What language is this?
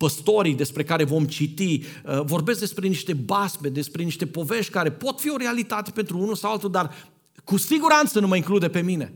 Romanian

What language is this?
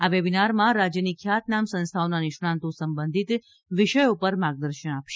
Gujarati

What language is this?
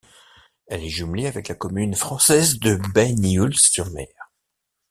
French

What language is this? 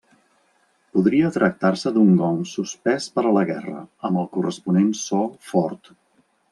Catalan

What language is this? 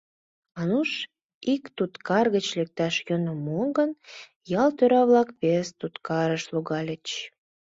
Mari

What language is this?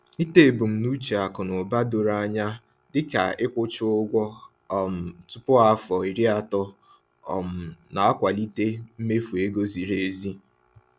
Igbo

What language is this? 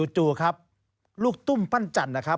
Thai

